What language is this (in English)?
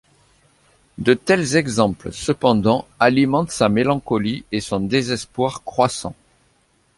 French